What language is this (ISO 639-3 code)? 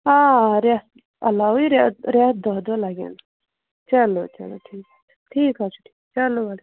kas